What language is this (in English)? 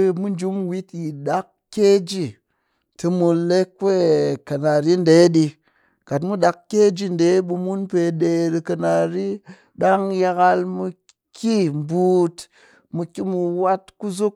Cakfem-Mushere